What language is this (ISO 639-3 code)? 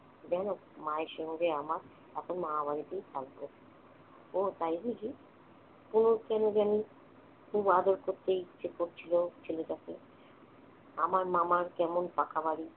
ben